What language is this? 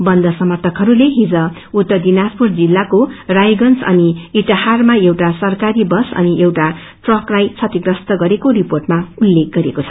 Nepali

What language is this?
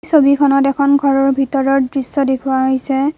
Assamese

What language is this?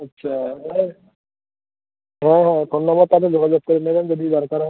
Bangla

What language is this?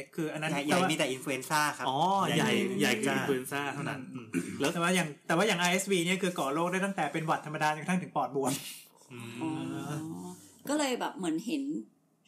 Thai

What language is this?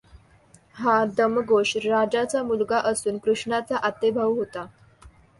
Marathi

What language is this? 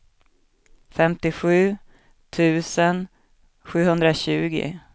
Swedish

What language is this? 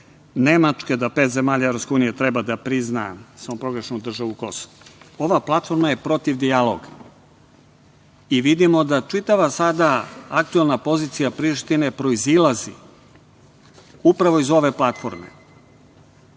Serbian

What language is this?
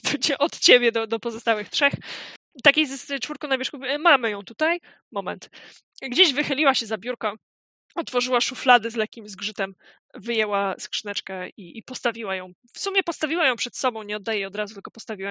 Polish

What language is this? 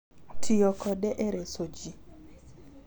Luo (Kenya and Tanzania)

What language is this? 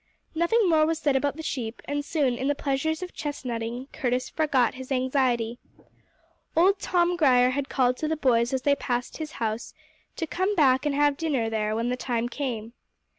English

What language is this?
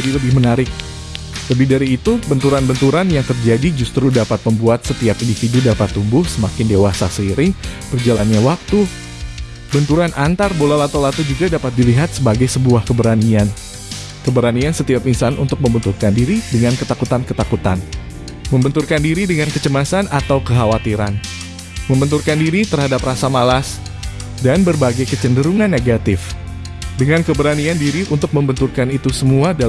Indonesian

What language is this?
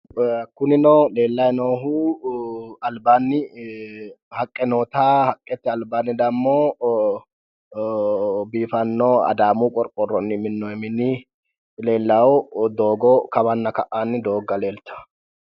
Sidamo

